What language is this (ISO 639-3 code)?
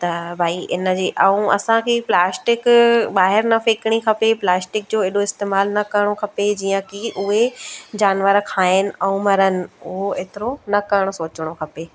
snd